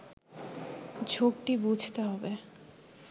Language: Bangla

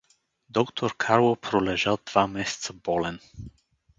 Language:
Bulgarian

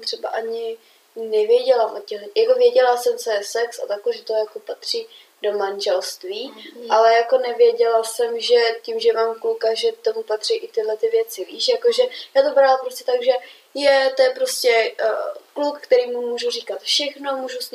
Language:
Czech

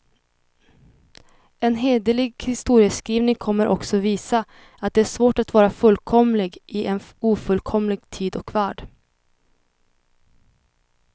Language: Swedish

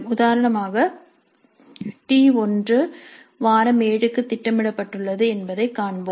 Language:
Tamil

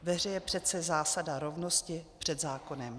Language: Czech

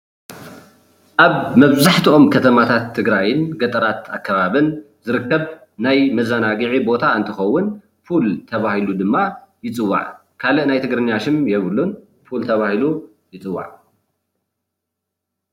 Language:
Tigrinya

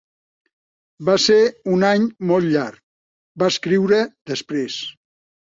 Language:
Catalan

